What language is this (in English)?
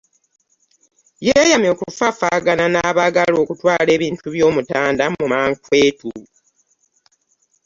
Ganda